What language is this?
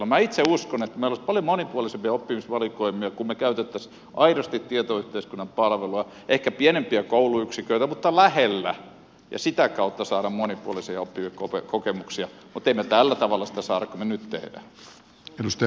Finnish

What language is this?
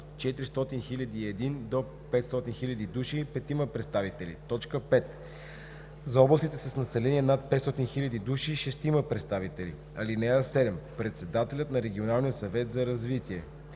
Bulgarian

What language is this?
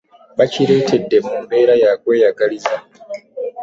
Ganda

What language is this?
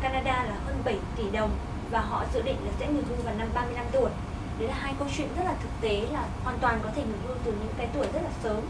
Vietnamese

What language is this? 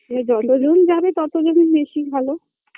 Bangla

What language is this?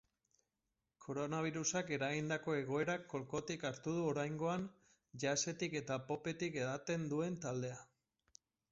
Basque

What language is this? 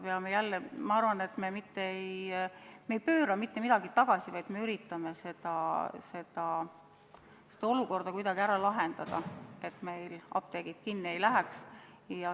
Estonian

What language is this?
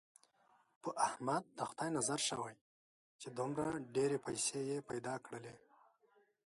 Pashto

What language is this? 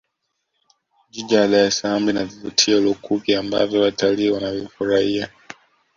Swahili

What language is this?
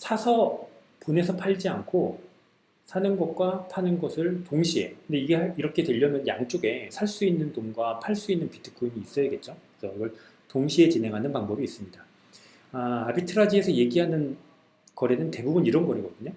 Korean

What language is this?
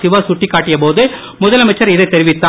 Tamil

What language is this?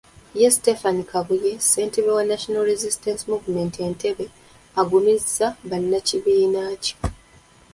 Ganda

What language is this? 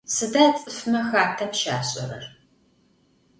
Adyghe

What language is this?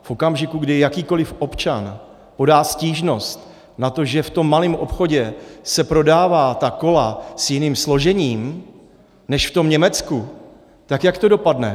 Czech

